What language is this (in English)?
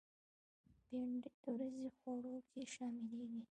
Pashto